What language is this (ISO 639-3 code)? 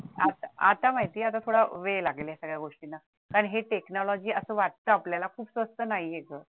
mar